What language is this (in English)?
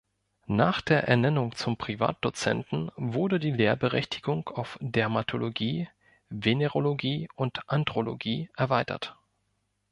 German